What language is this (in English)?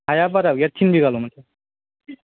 Bodo